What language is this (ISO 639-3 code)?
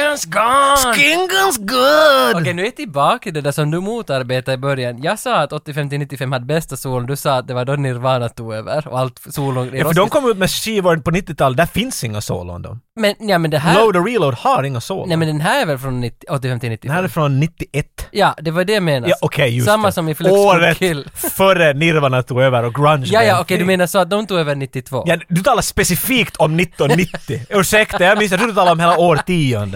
swe